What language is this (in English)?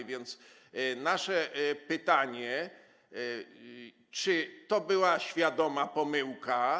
Polish